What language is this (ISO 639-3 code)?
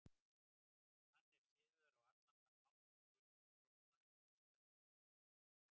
isl